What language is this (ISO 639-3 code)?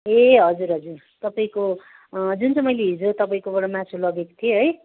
nep